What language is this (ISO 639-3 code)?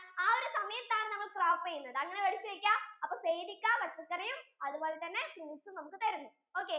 mal